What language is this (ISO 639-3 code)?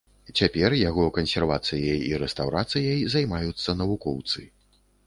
bel